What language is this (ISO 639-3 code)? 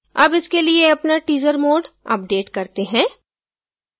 hin